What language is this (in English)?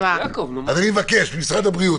Hebrew